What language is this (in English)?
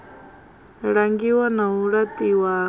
Venda